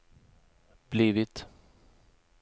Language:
Swedish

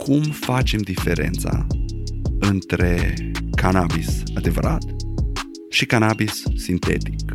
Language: Romanian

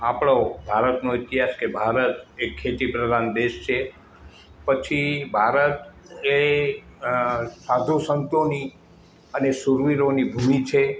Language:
Gujarati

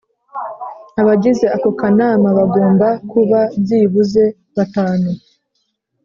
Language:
Kinyarwanda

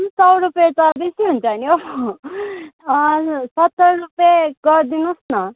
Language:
Nepali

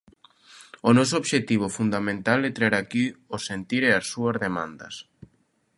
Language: Galician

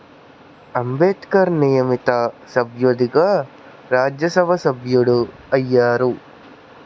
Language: Telugu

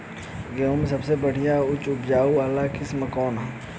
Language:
Bhojpuri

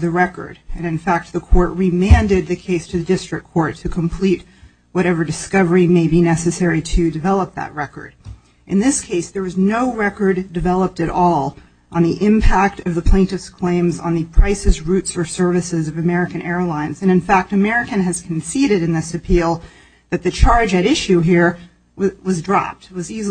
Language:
English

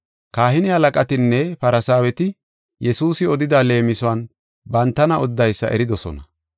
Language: Gofa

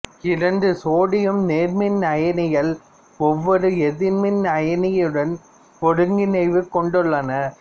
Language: Tamil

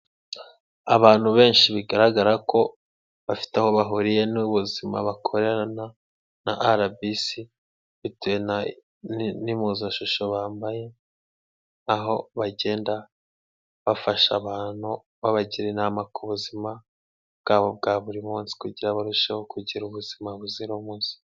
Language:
Kinyarwanda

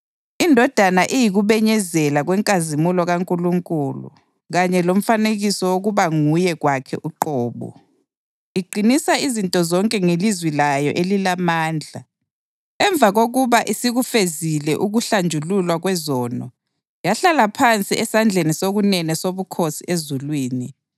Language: North Ndebele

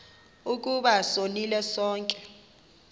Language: Xhosa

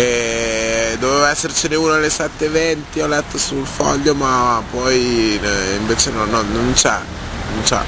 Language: Italian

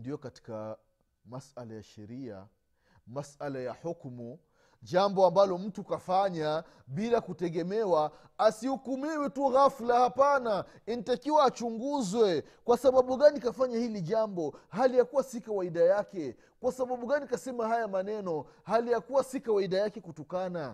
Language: Swahili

